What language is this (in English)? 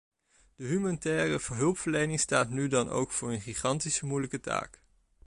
Dutch